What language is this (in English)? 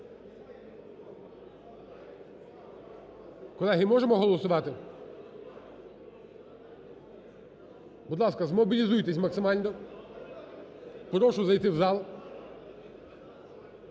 Ukrainian